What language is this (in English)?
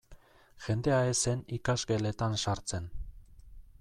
Basque